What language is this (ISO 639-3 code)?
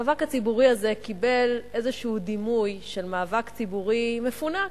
heb